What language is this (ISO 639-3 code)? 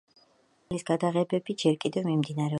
kat